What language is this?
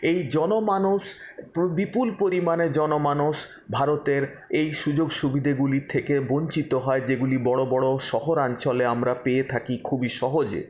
Bangla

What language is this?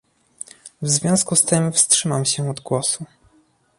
Polish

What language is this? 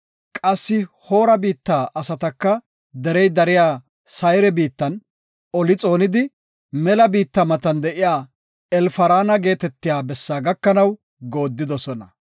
Gofa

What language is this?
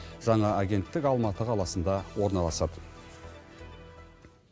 Kazakh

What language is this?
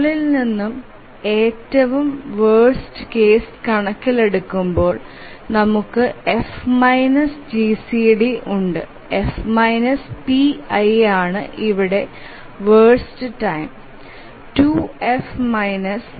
Malayalam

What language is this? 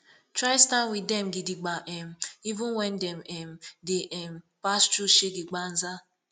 Nigerian Pidgin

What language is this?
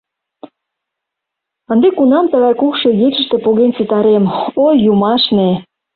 Mari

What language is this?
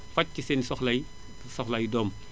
Wolof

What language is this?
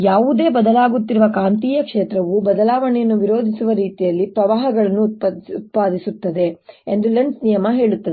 Kannada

